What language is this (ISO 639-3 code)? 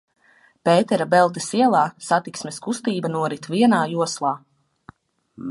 lav